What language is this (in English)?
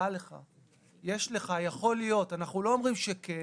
Hebrew